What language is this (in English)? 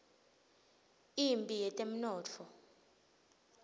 Swati